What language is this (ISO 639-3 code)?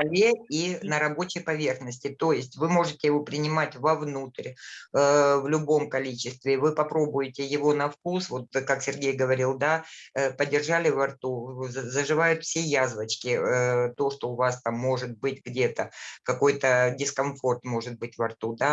rus